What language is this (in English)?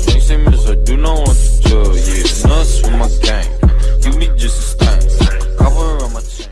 Indonesian